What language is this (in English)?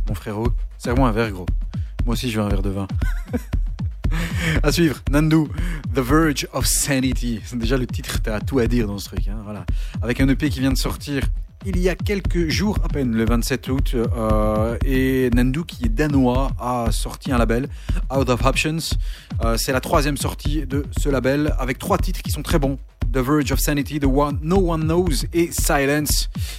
French